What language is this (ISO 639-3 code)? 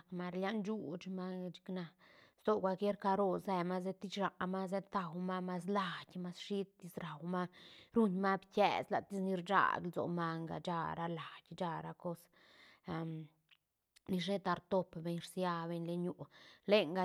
ztn